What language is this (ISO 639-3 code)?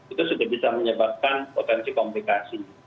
ind